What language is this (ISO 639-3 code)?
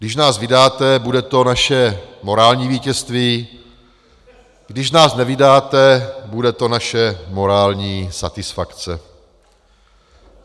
ces